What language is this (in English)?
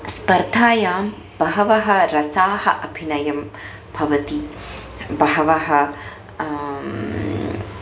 Sanskrit